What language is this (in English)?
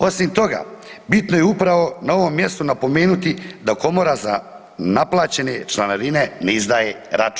Croatian